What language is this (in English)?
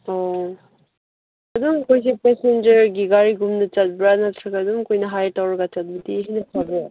Manipuri